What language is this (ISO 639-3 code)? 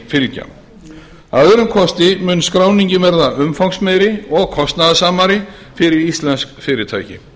isl